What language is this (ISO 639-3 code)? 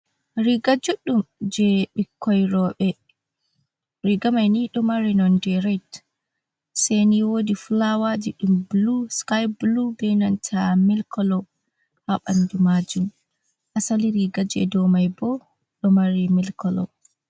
ful